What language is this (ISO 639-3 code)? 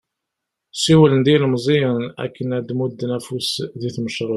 kab